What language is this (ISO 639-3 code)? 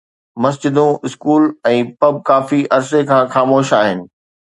snd